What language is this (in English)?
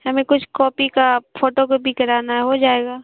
Urdu